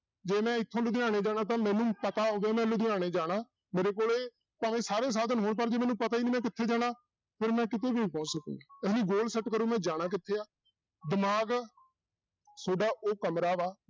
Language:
Punjabi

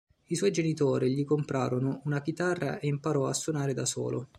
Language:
Italian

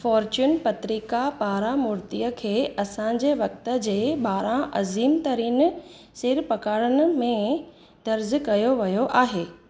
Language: Sindhi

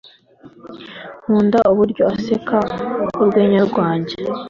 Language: Kinyarwanda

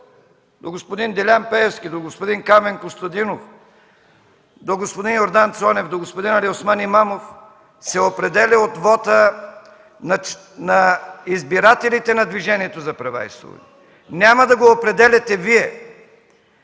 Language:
Bulgarian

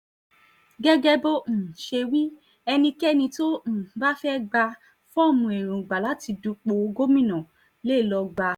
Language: Yoruba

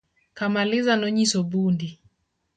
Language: Luo (Kenya and Tanzania)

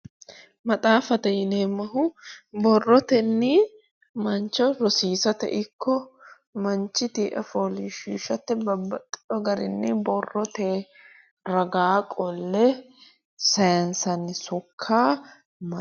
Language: Sidamo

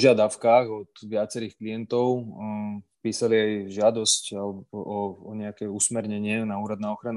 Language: Slovak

